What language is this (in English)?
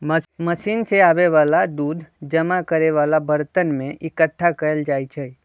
Magahi